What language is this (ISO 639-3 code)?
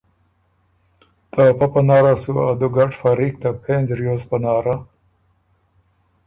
oru